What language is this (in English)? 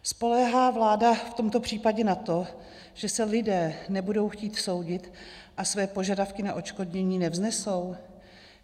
Czech